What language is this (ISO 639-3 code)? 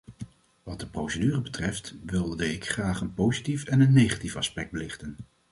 nld